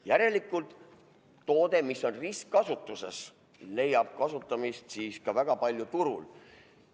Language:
Estonian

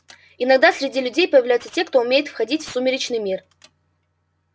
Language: Russian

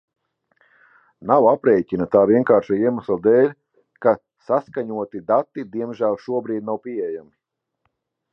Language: Latvian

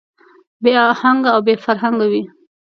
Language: Pashto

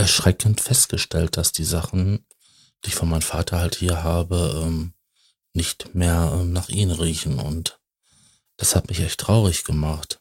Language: German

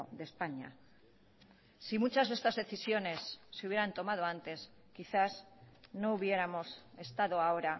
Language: Spanish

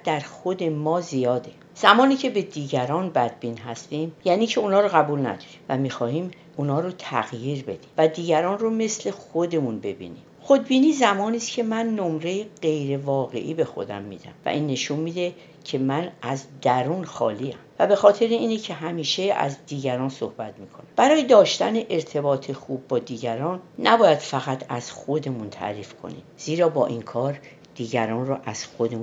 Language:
Persian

